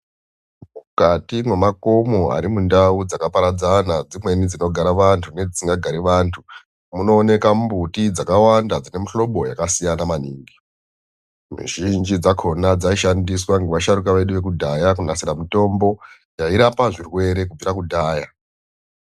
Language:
Ndau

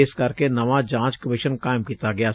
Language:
Punjabi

